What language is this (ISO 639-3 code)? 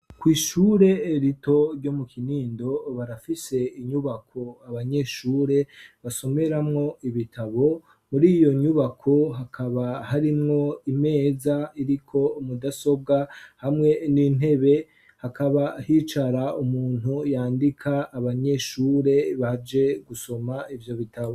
run